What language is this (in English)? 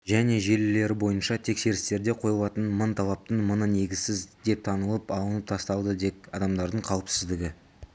Kazakh